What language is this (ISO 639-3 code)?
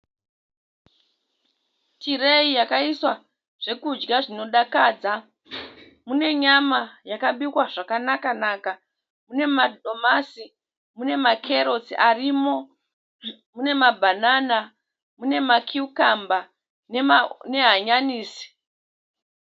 sna